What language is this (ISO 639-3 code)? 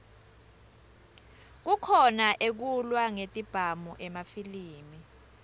ssw